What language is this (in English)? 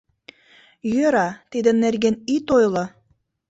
Mari